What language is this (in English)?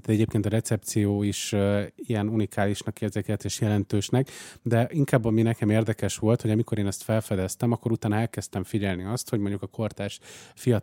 Hungarian